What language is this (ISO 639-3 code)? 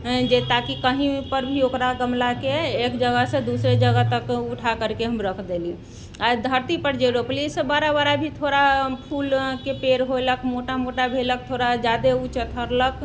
mai